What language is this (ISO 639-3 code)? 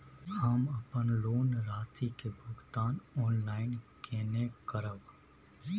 mai